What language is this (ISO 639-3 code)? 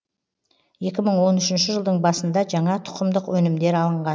kaz